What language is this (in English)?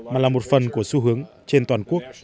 Vietnamese